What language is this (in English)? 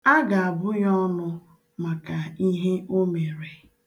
Igbo